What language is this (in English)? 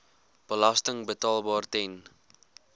Afrikaans